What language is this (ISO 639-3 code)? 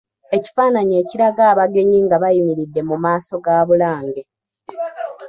lug